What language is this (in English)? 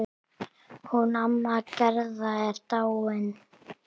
Icelandic